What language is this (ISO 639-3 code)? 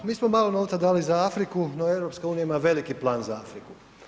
hrv